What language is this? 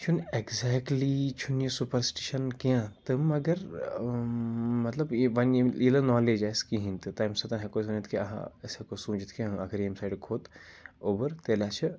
Kashmiri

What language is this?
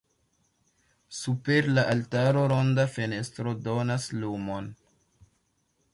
Esperanto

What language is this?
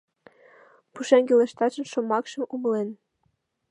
Mari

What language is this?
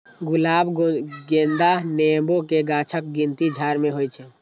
Maithili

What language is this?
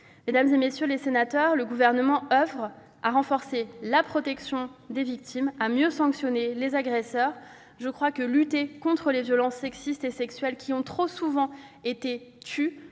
French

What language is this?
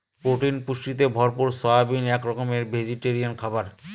Bangla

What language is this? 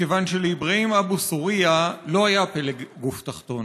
Hebrew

